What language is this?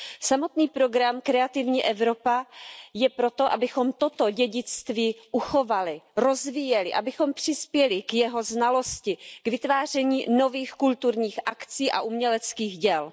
Czech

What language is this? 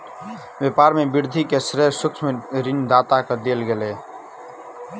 Maithili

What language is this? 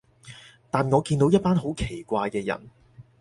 Cantonese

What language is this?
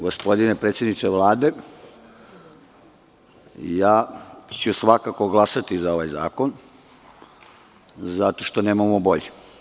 Serbian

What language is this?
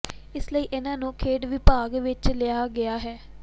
Punjabi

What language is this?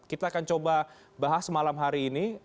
Indonesian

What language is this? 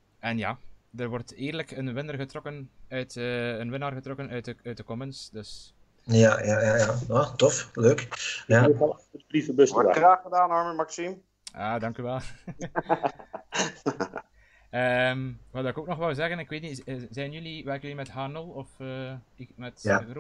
Dutch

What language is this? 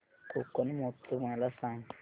Marathi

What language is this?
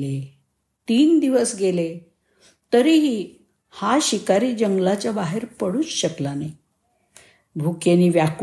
Marathi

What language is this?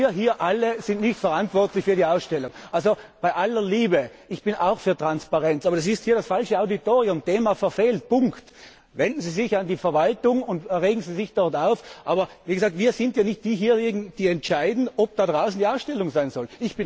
German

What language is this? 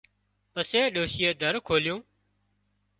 Wadiyara Koli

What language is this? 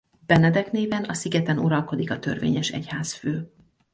Hungarian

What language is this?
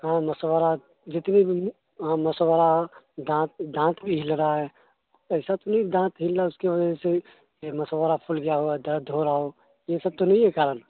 Urdu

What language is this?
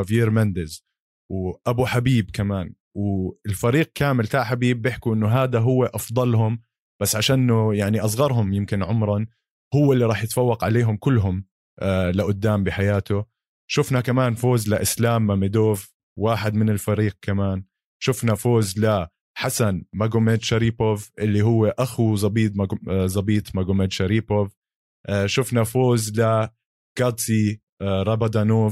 Arabic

